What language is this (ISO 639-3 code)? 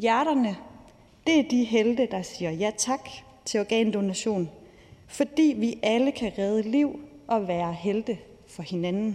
dan